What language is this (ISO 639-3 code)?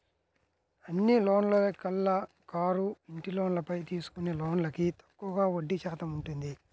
tel